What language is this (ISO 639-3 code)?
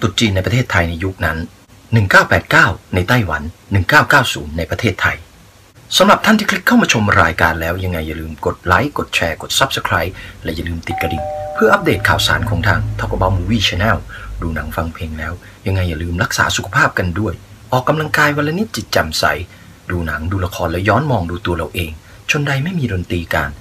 tha